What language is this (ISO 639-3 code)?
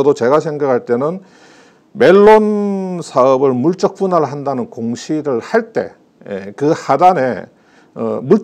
kor